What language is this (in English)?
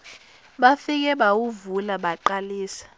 Zulu